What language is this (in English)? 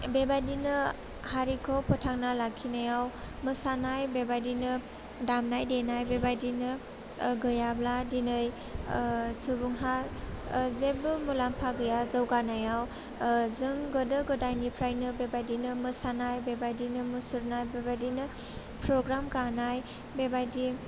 Bodo